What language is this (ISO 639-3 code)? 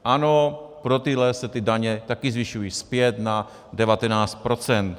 ces